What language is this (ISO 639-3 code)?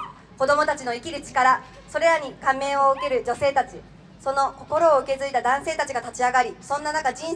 jpn